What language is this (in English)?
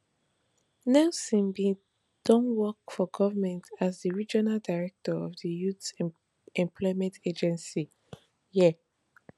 Nigerian Pidgin